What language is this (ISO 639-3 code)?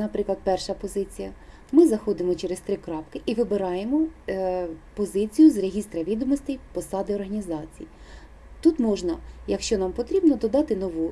ukr